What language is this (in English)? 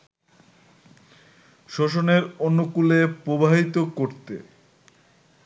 Bangla